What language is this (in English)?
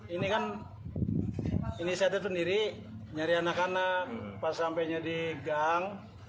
Indonesian